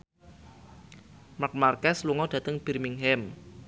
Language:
Javanese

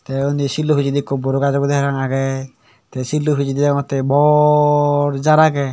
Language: Chakma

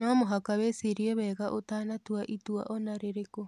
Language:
Kikuyu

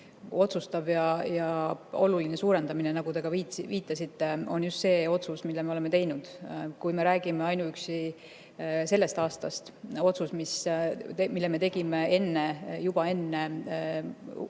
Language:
Estonian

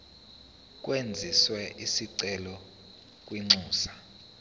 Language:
Zulu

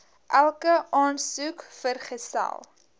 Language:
Afrikaans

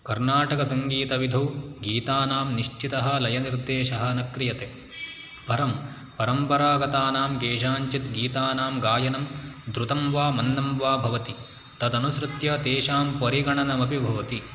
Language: Sanskrit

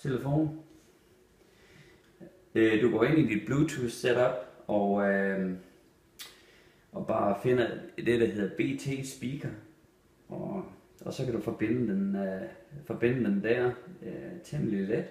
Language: Danish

